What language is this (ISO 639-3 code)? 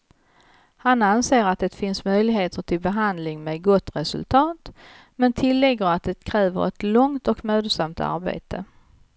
swe